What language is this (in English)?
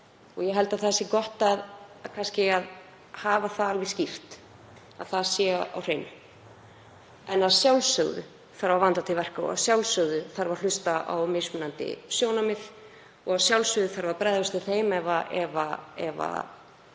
Icelandic